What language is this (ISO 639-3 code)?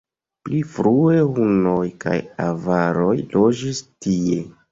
epo